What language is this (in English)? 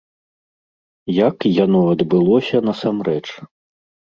Belarusian